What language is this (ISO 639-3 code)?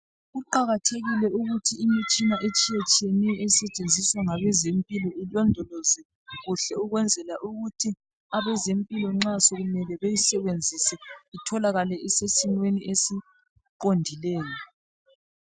nde